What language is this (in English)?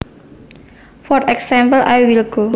Javanese